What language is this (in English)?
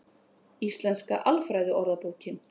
Icelandic